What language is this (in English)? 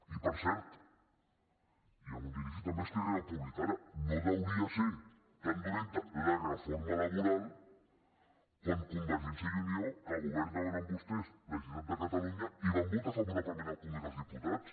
Catalan